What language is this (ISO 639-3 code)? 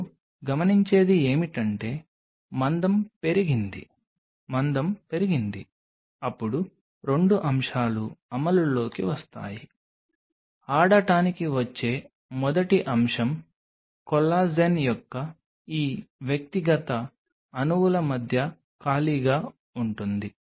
tel